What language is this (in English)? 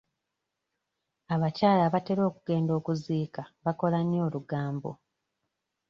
Ganda